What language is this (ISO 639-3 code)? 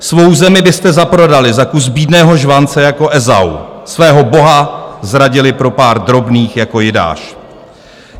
ces